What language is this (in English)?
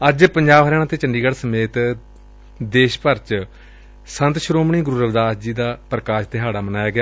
Punjabi